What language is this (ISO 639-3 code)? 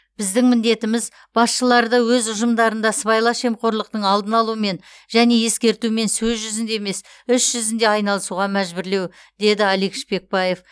kaz